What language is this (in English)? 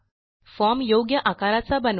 Marathi